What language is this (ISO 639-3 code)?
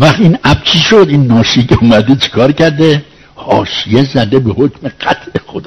fas